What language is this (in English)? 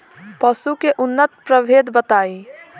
Bhojpuri